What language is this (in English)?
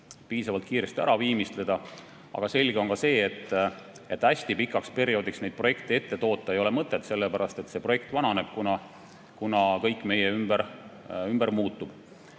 Estonian